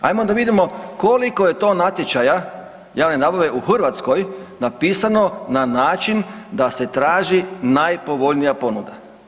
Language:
Croatian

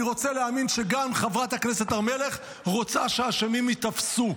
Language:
Hebrew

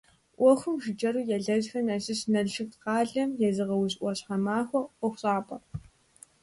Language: Kabardian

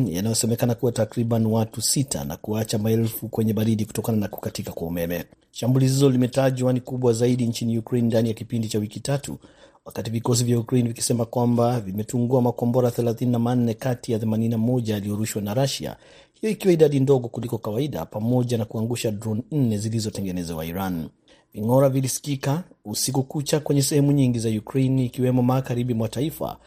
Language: Swahili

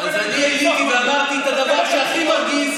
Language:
Hebrew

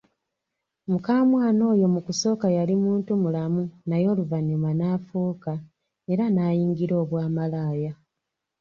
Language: Ganda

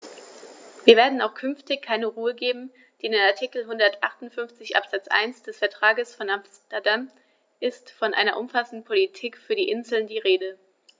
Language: German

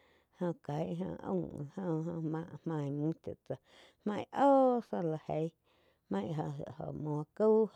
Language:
Quiotepec Chinantec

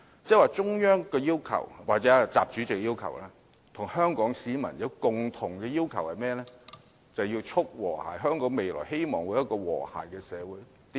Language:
Cantonese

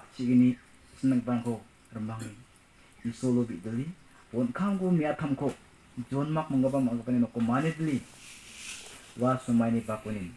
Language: Korean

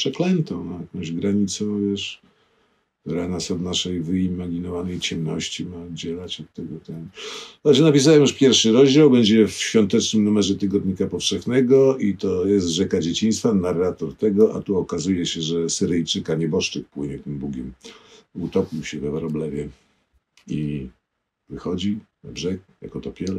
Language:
Polish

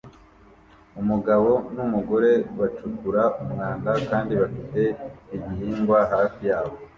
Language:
Kinyarwanda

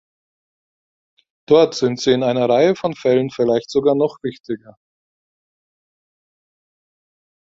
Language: German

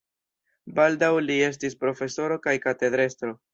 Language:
Esperanto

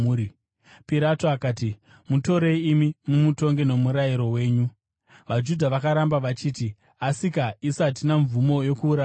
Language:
Shona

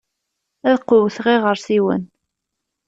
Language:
Kabyle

